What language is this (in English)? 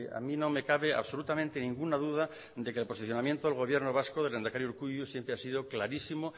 Spanish